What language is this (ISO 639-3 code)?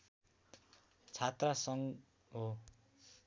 nep